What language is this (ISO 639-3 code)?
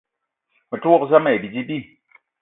eto